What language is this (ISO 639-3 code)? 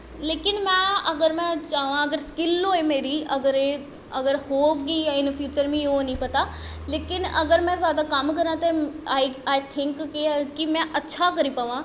doi